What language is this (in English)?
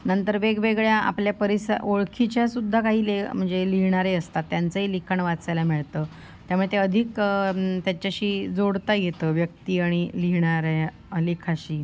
Marathi